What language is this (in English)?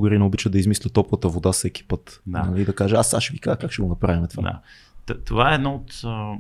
Bulgarian